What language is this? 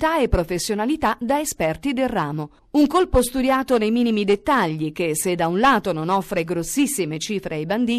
Italian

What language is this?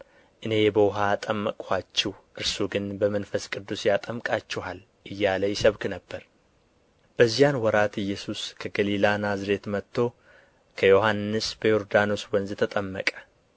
Amharic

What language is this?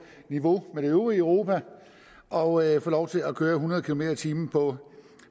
Danish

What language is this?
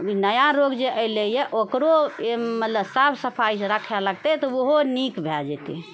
Maithili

